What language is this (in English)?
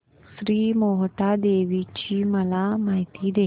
Marathi